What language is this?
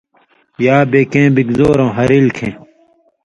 Indus Kohistani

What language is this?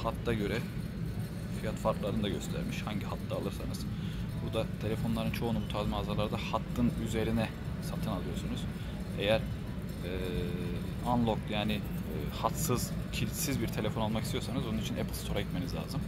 Turkish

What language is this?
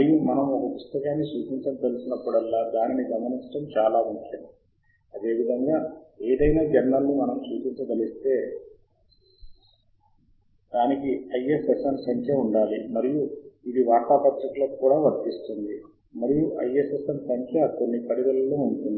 Telugu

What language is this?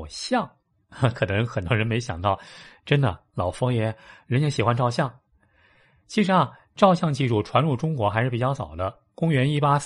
Chinese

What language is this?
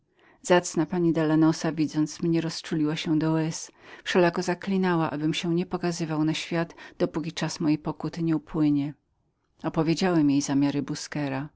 Polish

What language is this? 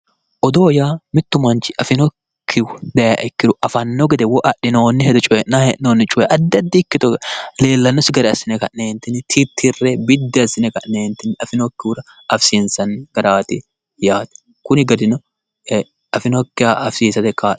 Sidamo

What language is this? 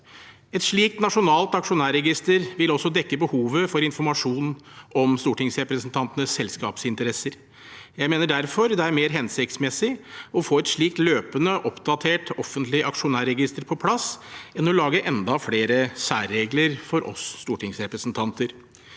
Norwegian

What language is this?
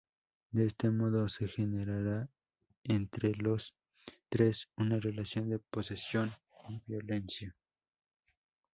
Spanish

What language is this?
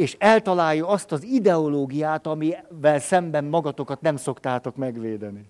Hungarian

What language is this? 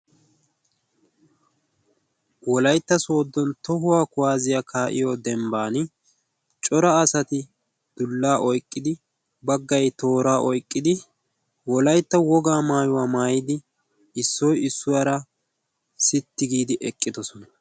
Wolaytta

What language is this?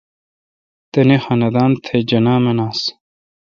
Kalkoti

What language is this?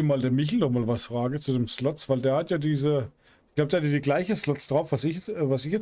German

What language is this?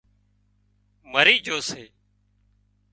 Wadiyara Koli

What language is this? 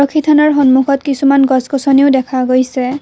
Assamese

